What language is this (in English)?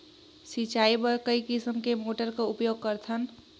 Chhattisgarhi